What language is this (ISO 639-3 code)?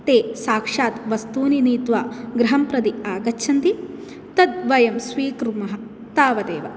san